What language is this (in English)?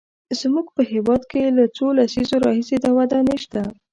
Pashto